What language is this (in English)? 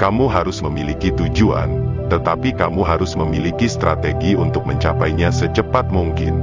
Indonesian